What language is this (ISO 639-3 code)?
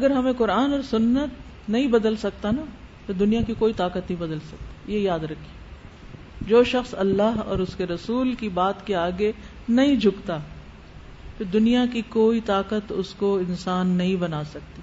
urd